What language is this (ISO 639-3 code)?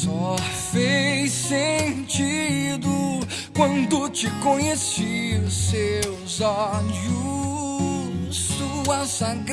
por